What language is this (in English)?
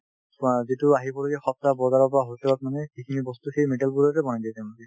Assamese